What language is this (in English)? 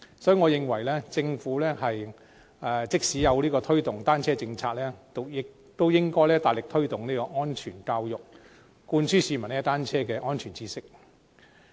Cantonese